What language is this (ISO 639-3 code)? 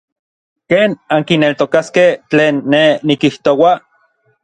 nlv